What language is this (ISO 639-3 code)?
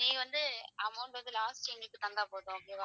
tam